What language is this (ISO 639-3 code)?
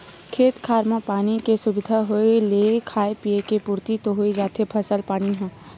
hne